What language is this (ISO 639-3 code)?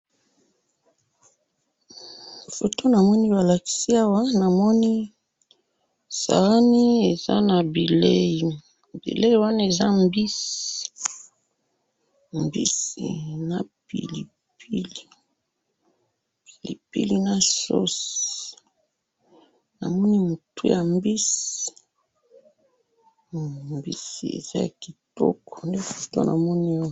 lin